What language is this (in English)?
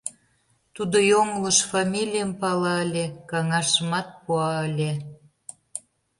Mari